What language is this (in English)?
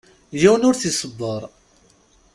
Kabyle